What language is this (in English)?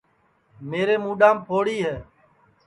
Sansi